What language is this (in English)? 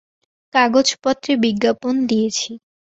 Bangla